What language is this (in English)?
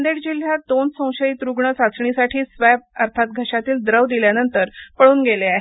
Marathi